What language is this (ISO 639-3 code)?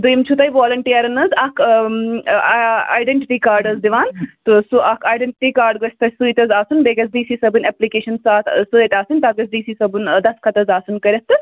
kas